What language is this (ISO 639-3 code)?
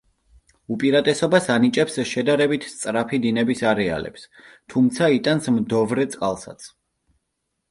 kat